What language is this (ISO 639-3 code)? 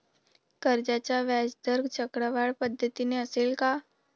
mar